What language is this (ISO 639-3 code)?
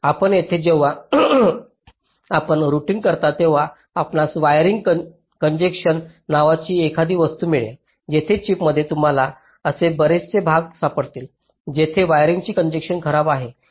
mar